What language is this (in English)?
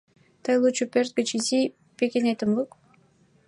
Mari